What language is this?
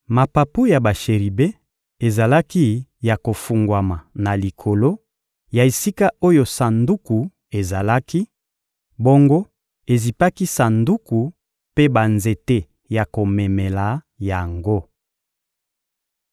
Lingala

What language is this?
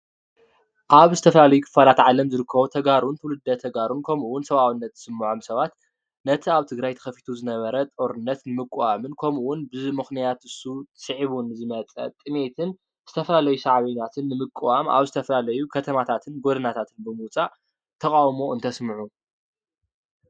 Tigrinya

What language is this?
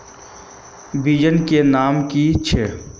Magahi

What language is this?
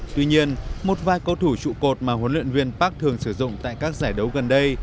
Vietnamese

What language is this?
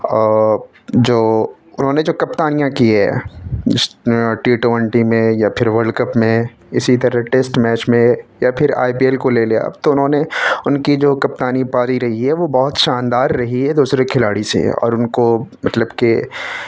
Urdu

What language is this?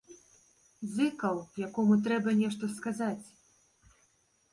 Belarusian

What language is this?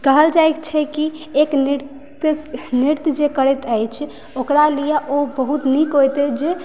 Maithili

